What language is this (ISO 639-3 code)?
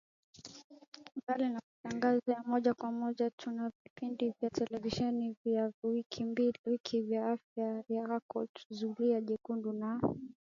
swa